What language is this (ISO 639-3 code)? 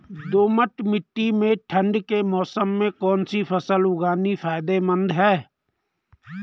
hin